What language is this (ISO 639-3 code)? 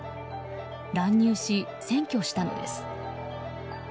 jpn